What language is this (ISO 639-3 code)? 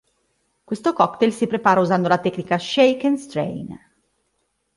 ita